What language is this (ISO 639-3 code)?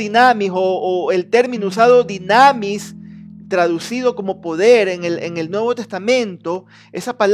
spa